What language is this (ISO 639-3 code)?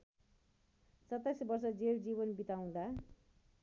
nep